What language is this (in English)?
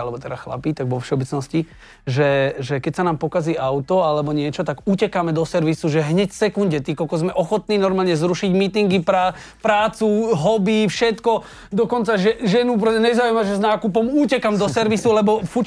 Slovak